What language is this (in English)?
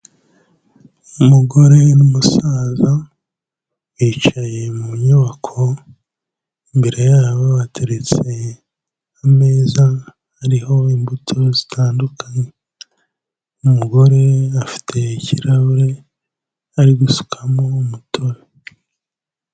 Kinyarwanda